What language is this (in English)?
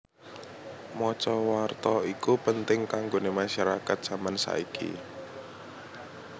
Javanese